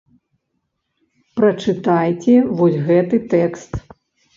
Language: Belarusian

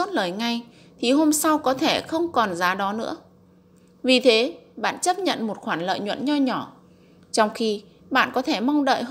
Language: Vietnamese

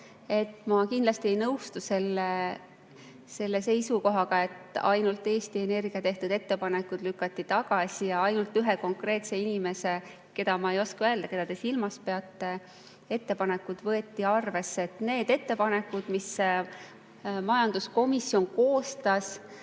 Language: Estonian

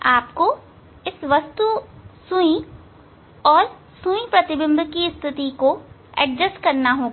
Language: Hindi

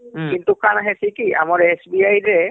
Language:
Odia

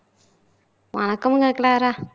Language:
Tamil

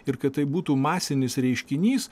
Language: Lithuanian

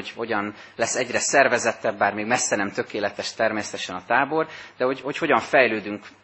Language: Hungarian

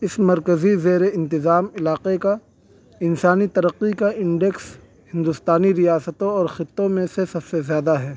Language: Urdu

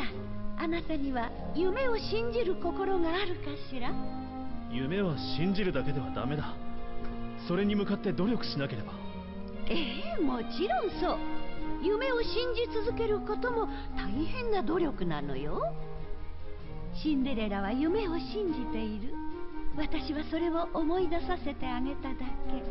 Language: Thai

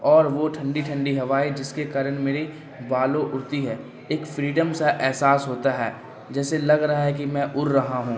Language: Urdu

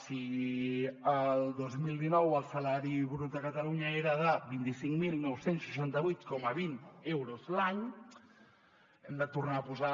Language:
Catalan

